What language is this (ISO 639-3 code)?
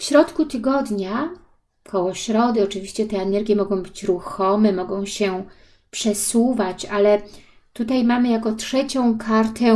pol